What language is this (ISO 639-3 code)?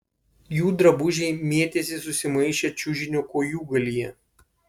lit